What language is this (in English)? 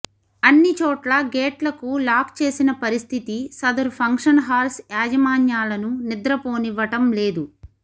Telugu